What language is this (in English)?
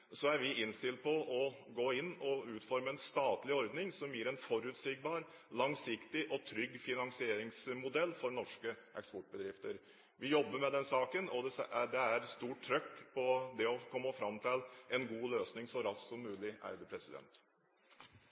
Norwegian Bokmål